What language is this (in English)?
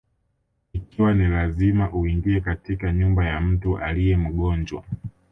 Swahili